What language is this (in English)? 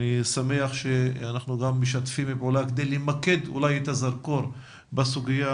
Hebrew